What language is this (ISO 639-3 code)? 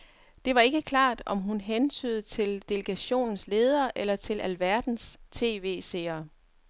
dan